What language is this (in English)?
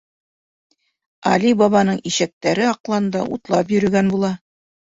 Bashkir